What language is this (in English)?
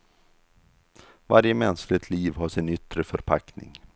Swedish